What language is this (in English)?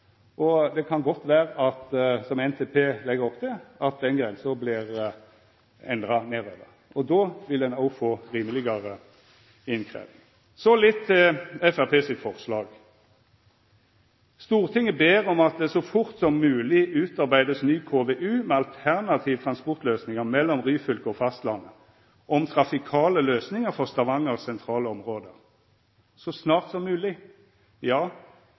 Norwegian Nynorsk